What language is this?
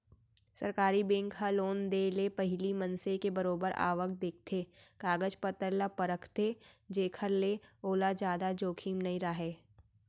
Chhattisgarhi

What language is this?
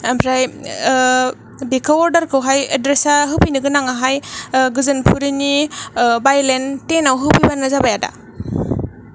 Bodo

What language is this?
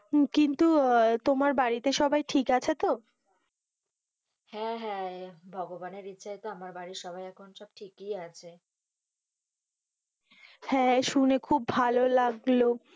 Bangla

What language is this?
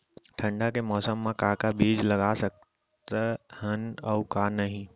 Chhattisgarhi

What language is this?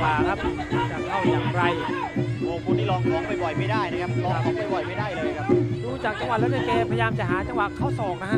Thai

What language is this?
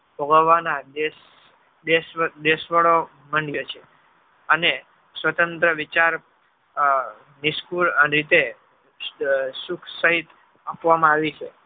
Gujarati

